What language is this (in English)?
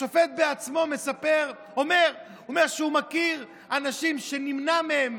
Hebrew